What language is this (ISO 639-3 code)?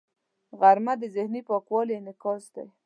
pus